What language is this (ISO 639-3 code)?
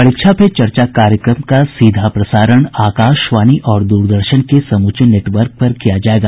hin